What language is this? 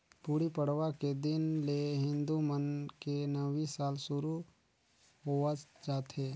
Chhattisgarhi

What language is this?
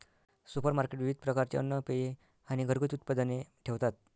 Marathi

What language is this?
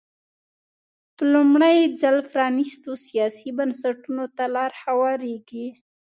Pashto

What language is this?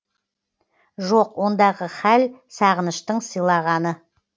Kazakh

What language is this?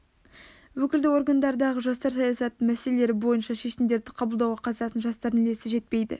Kazakh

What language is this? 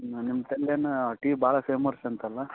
Kannada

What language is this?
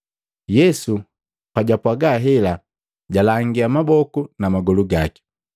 Matengo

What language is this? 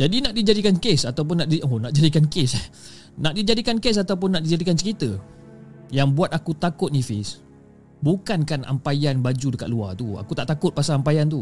Malay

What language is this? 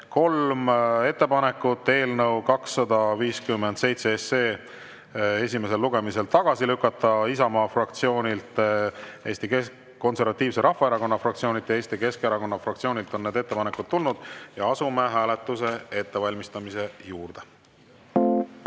Estonian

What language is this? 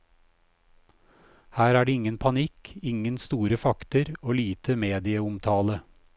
Norwegian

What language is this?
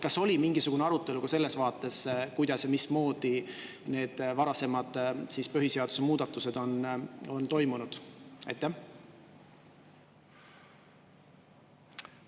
Estonian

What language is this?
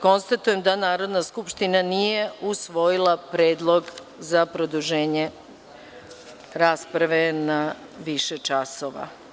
Serbian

